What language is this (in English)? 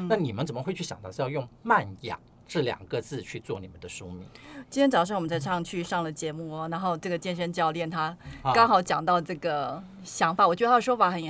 Chinese